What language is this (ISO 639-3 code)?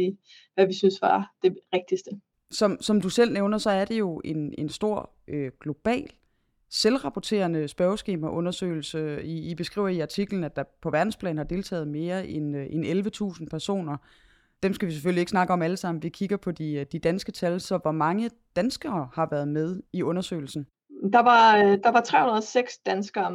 dan